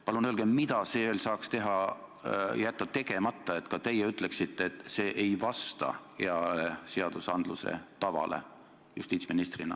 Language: Estonian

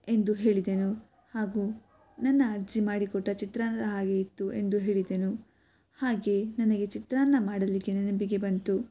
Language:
Kannada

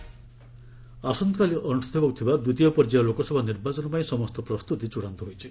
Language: Odia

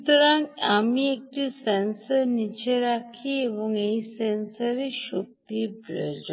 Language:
Bangla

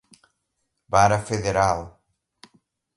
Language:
Portuguese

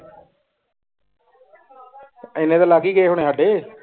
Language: Punjabi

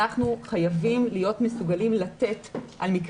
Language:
Hebrew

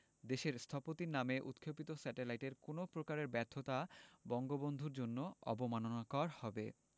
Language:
Bangla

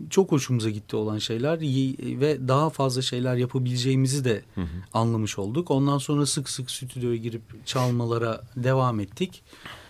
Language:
Turkish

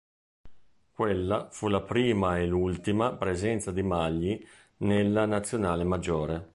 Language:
Italian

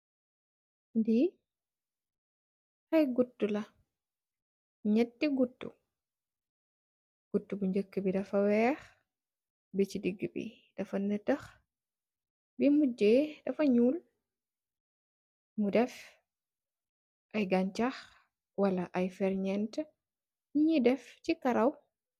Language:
Wolof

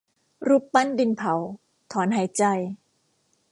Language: Thai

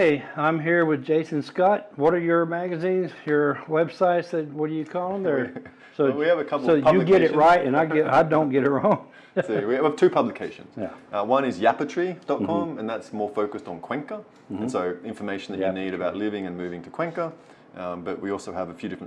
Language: English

